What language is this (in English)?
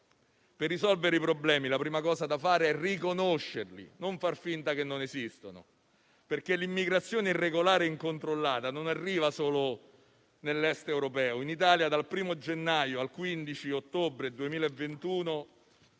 Italian